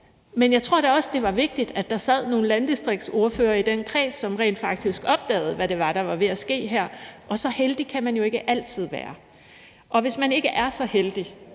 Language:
Danish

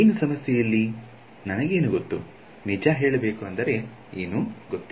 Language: Kannada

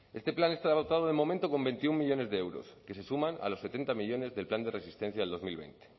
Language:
Spanish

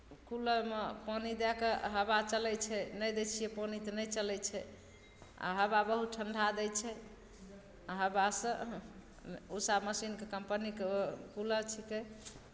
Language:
Maithili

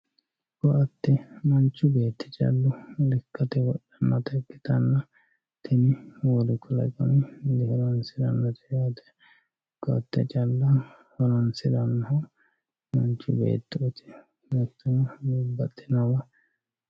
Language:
Sidamo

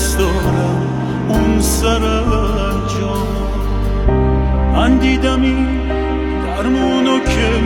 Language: Persian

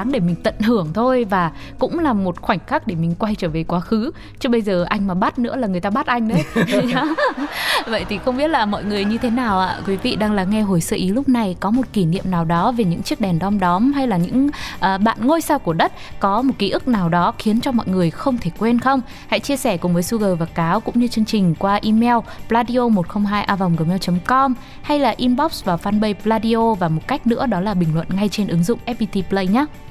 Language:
Vietnamese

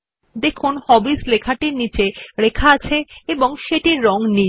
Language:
Bangla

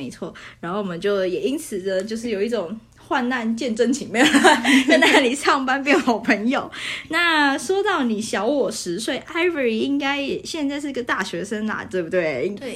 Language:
Chinese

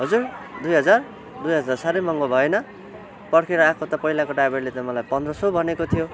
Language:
Nepali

